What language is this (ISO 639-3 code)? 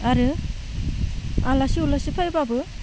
brx